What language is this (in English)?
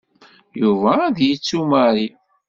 Kabyle